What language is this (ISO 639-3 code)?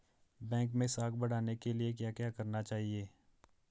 hin